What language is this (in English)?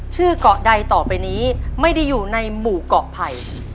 Thai